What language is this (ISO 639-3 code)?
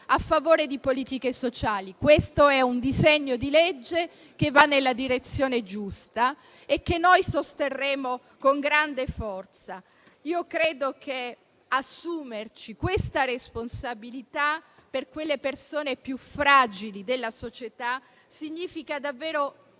ita